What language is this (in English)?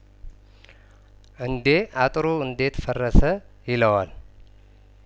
Amharic